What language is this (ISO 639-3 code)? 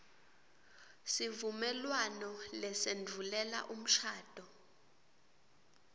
ssw